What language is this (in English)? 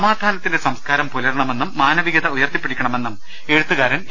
Malayalam